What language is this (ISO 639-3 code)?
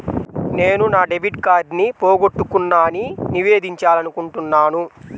tel